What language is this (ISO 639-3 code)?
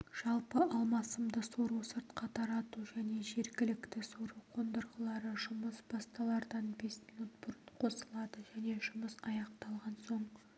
kaz